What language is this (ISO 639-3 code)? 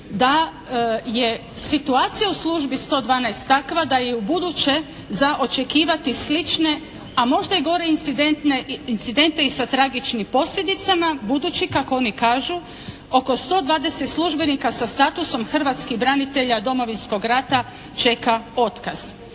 hrv